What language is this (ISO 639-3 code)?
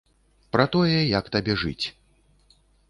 bel